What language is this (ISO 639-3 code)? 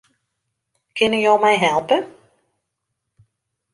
fry